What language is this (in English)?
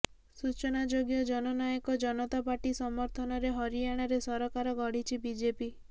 Odia